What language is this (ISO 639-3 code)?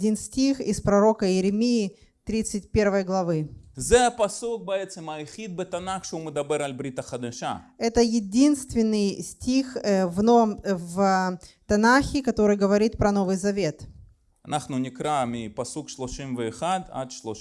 rus